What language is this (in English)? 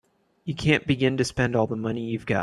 English